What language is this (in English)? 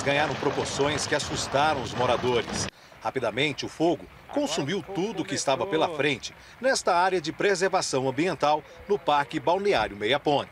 Portuguese